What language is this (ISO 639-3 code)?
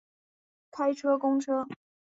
zho